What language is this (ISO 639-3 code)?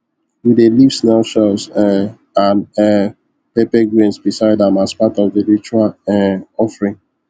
pcm